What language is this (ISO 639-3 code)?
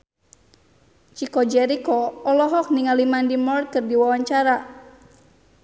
sun